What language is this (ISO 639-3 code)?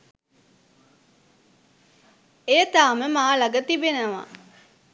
sin